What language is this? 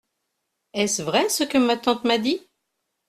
French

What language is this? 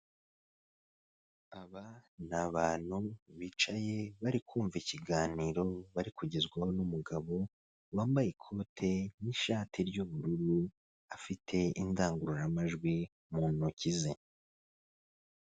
Kinyarwanda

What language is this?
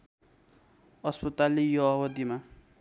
Nepali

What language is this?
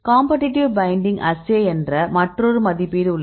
Tamil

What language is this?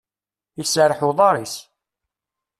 Kabyle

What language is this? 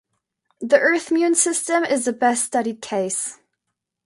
English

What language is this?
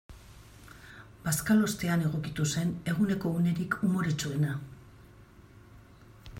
Basque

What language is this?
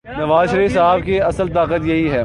Urdu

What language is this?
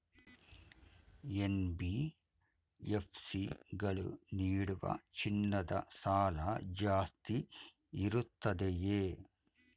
Kannada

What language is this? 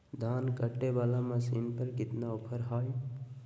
Magahi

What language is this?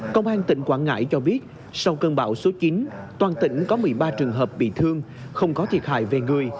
Vietnamese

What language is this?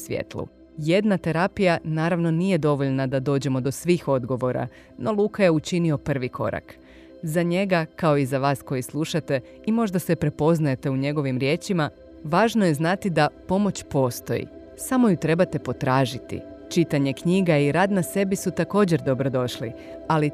Croatian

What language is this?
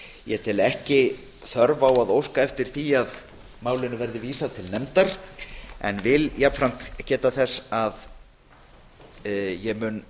Icelandic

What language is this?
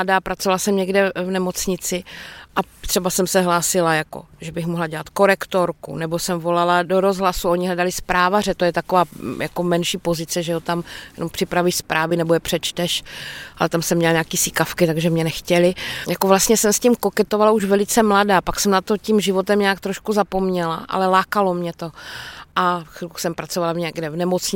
Czech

